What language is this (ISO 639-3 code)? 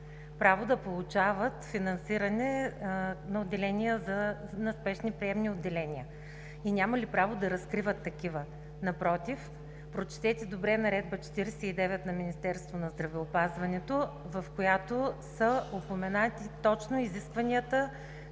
bul